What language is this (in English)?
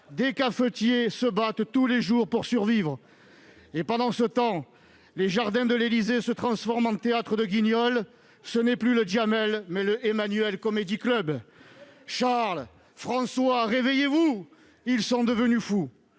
French